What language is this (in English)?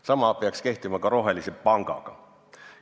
Estonian